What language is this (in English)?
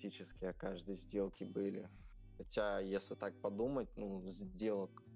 Russian